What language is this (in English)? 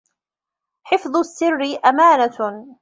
Arabic